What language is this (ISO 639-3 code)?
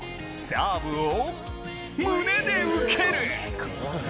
jpn